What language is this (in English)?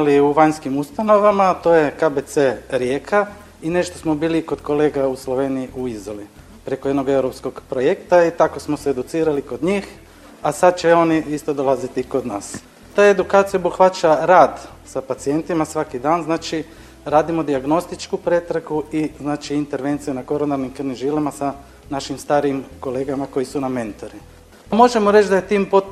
Croatian